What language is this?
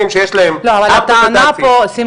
Hebrew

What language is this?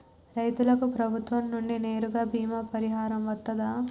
Telugu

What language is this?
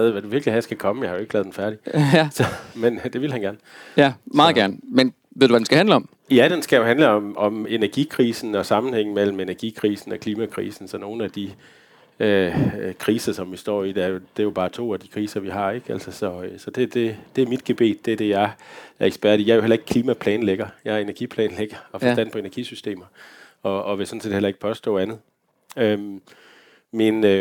Danish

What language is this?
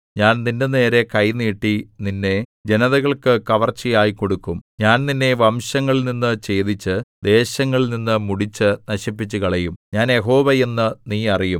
Malayalam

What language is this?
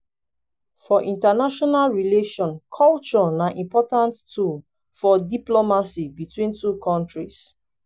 Nigerian Pidgin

